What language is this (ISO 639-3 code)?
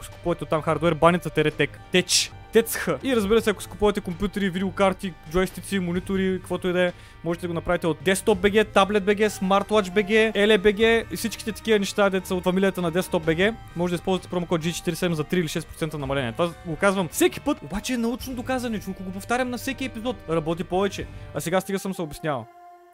bul